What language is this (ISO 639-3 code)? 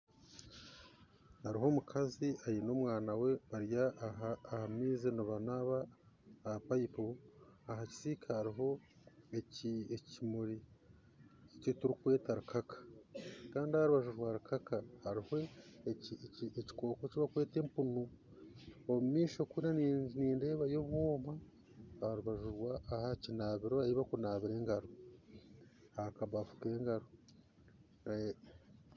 nyn